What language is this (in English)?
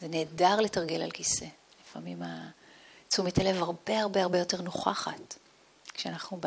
Hebrew